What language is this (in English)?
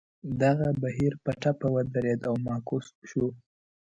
Pashto